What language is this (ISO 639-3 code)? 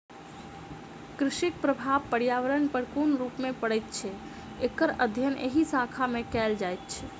mai